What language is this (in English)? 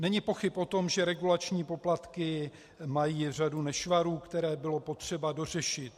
Czech